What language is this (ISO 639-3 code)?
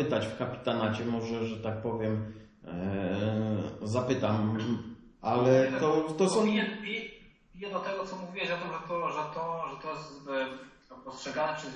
pol